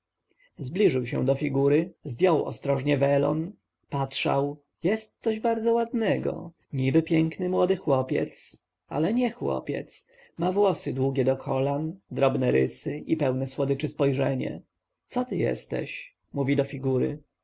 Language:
Polish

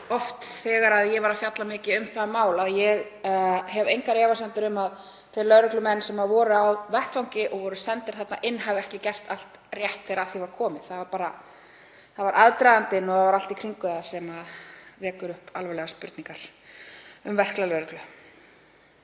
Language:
Icelandic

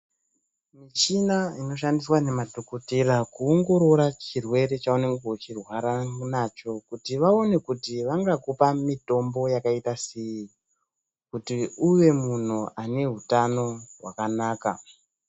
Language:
Ndau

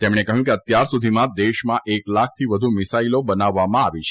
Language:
Gujarati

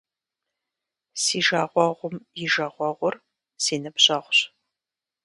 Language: Kabardian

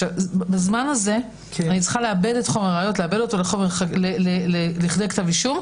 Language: Hebrew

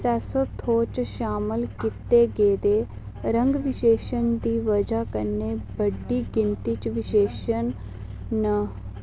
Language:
Dogri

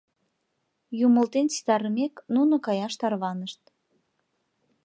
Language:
Mari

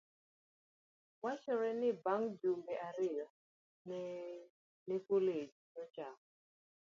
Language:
Luo (Kenya and Tanzania)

